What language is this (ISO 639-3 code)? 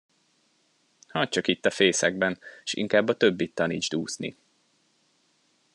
hun